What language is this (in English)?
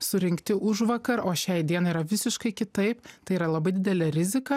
Lithuanian